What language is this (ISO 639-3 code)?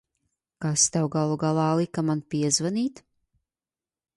lav